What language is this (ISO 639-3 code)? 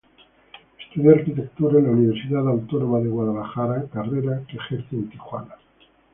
spa